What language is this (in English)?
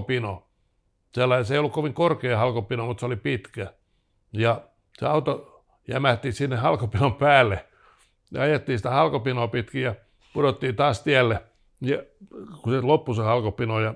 Finnish